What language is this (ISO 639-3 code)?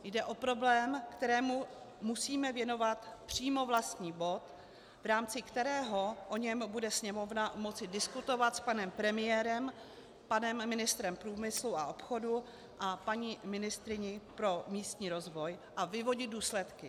ces